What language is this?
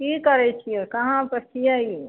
Maithili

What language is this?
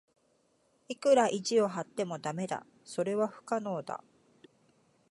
Japanese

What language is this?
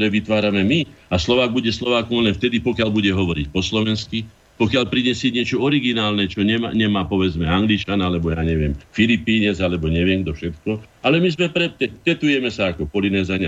Slovak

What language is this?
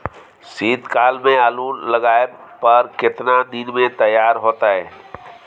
Maithili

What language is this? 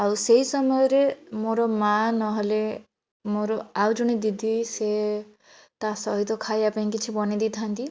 Odia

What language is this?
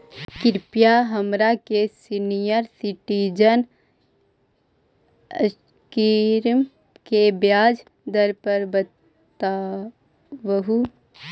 Magahi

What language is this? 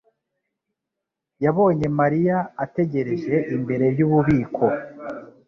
Kinyarwanda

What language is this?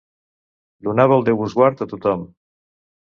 Catalan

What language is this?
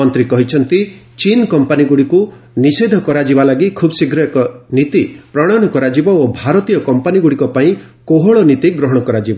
Odia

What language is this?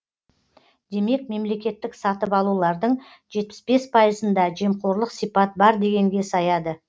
Kazakh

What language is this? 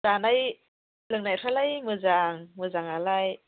Bodo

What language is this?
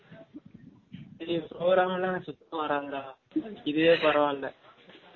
Tamil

